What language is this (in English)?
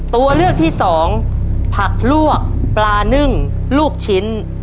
Thai